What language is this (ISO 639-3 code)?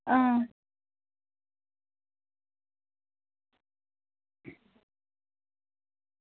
doi